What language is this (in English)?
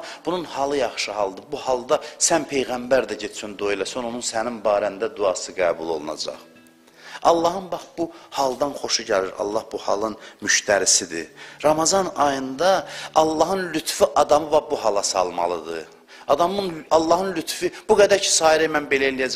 Turkish